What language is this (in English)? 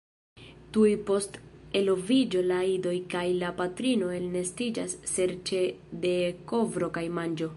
Esperanto